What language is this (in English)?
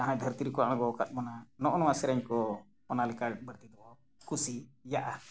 Santali